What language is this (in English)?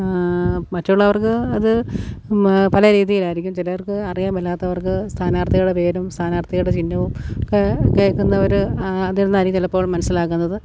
Malayalam